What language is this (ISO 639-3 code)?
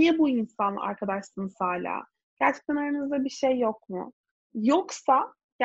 tur